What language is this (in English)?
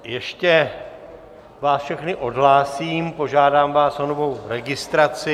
Czech